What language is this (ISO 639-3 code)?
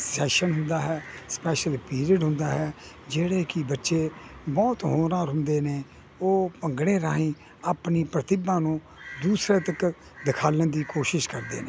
pan